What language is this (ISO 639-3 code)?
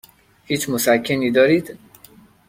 fas